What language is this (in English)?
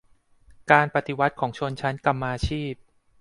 Thai